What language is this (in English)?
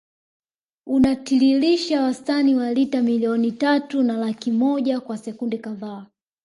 Swahili